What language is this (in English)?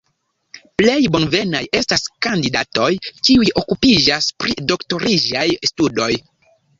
Esperanto